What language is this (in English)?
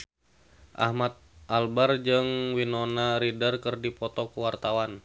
Sundanese